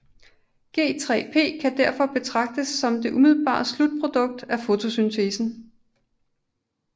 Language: Danish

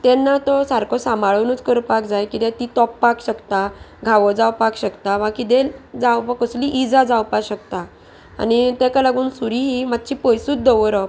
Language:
Konkani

